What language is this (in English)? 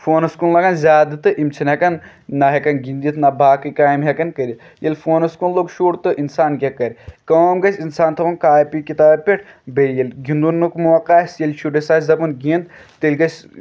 Kashmiri